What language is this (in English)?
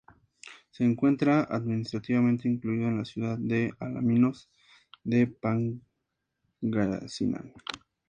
Spanish